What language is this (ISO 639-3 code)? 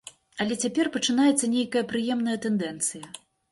bel